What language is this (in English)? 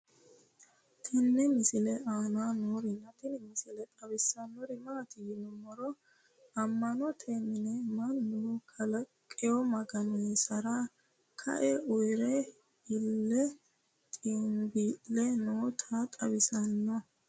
Sidamo